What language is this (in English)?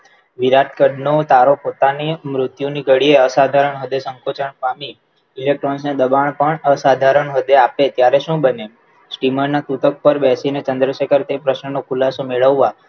Gujarati